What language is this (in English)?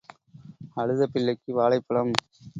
Tamil